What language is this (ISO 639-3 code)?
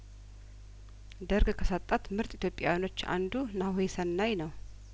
amh